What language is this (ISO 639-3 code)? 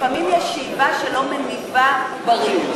heb